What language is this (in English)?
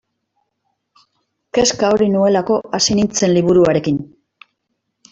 Basque